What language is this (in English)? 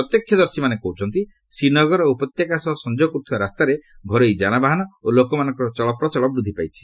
Odia